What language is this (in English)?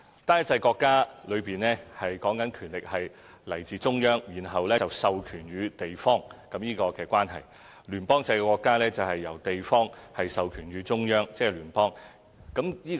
Cantonese